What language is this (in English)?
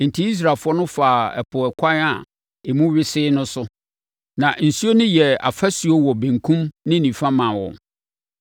Akan